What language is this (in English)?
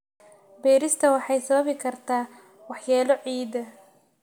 Somali